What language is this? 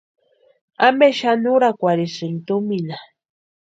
Western Highland Purepecha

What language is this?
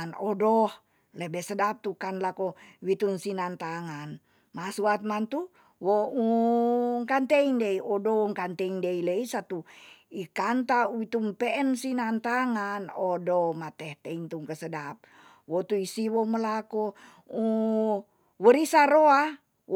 Tonsea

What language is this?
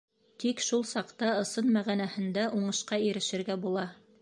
Bashkir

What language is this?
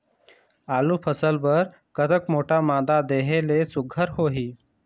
Chhattisgarhi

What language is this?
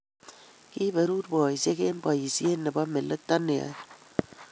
Kalenjin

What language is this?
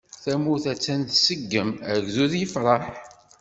Kabyle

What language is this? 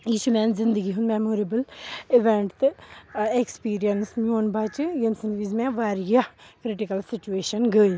Kashmiri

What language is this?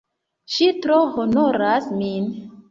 Esperanto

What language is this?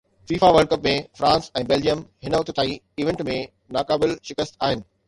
Sindhi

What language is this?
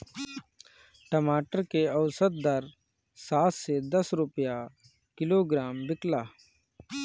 Bhojpuri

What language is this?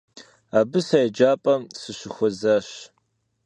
Kabardian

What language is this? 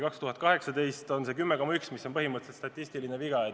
Estonian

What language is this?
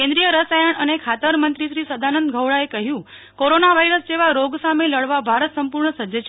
Gujarati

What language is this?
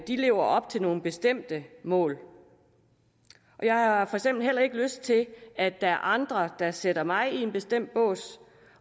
Danish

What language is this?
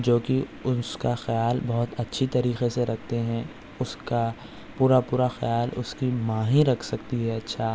Urdu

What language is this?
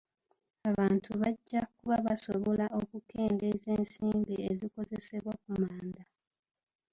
Ganda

